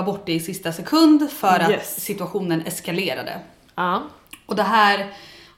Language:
Swedish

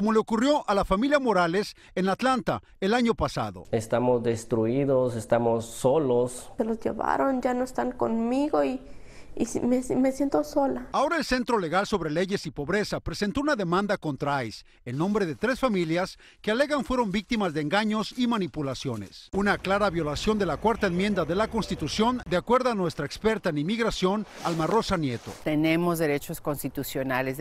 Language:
Spanish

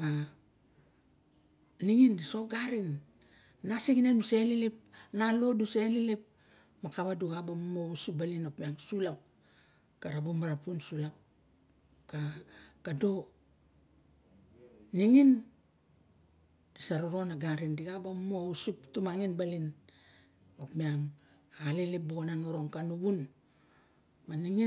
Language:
Barok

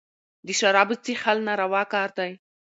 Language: Pashto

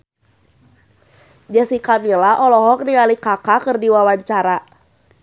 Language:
Sundanese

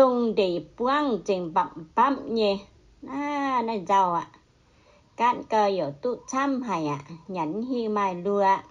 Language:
Thai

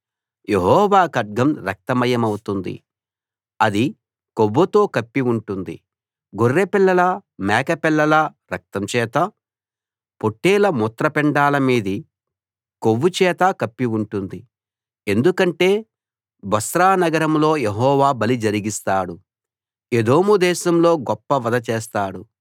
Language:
Telugu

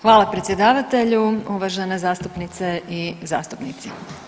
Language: Croatian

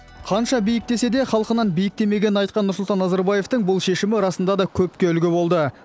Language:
Kazakh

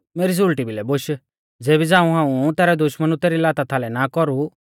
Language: Mahasu Pahari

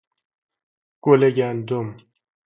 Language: Persian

